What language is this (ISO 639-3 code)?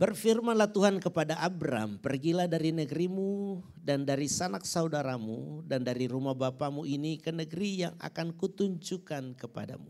ind